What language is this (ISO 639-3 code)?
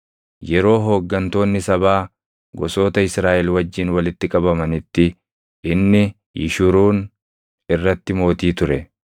orm